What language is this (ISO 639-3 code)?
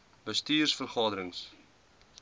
afr